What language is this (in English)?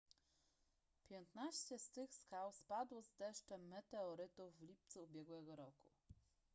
Polish